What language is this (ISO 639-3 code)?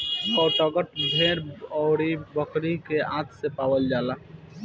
bho